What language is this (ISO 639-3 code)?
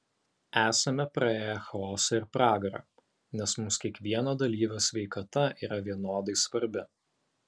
lit